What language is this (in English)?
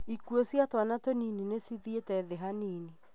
Kikuyu